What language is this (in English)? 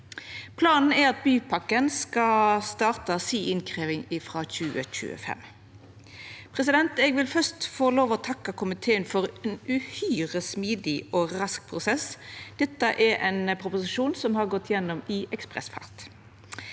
Norwegian